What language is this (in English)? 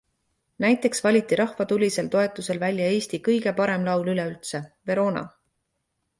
Estonian